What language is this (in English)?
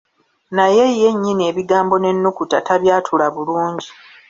Ganda